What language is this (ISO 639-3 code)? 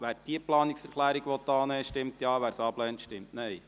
gsw